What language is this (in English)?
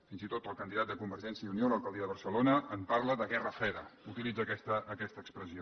Catalan